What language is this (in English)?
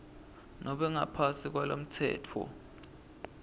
Swati